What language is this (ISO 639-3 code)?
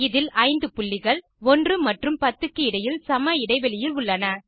tam